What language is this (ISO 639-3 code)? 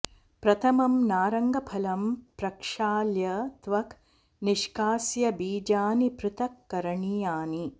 san